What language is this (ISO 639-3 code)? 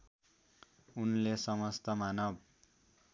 nep